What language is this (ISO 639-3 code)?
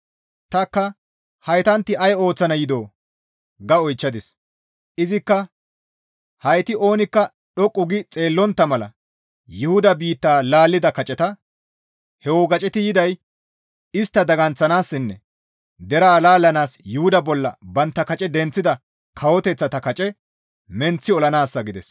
gmv